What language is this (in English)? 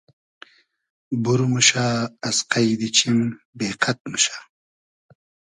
Hazaragi